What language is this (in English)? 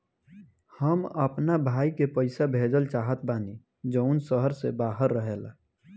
Bhojpuri